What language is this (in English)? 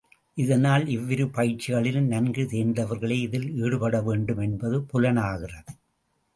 Tamil